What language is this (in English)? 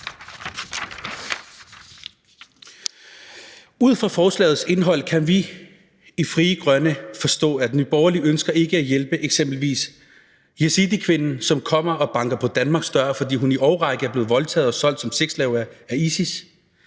Danish